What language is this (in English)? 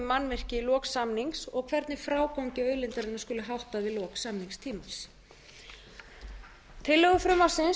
Icelandic